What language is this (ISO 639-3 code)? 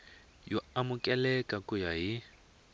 tso